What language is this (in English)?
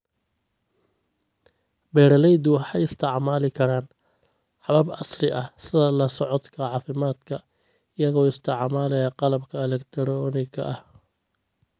Somali